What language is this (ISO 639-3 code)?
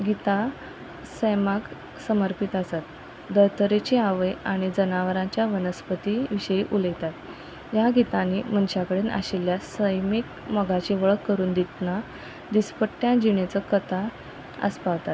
kok